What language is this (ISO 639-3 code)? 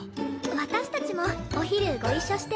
jpn